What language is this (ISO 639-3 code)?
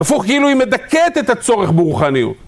heb